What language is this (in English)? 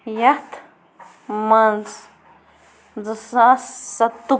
Kashmiri